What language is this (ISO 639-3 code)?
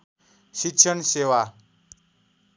nep